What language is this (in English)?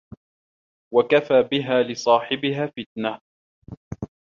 Arabic